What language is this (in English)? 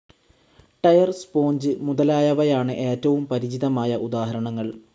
Malayalam